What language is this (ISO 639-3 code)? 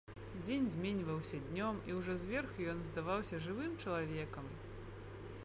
bel